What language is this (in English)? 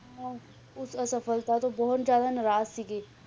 Punjabi